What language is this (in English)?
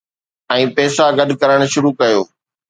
Sindhi